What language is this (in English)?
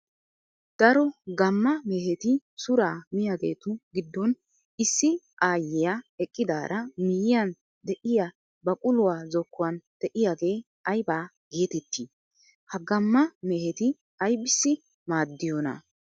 Wolaytta